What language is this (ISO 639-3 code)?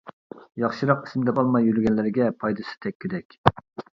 uig